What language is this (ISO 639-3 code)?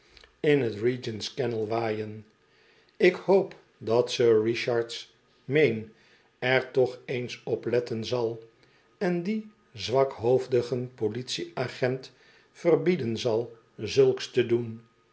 nld